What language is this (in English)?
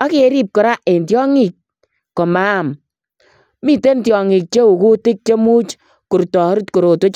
Kalenjin